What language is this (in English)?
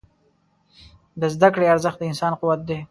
Pashto